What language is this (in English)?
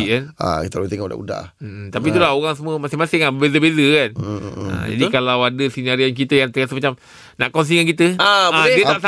Malay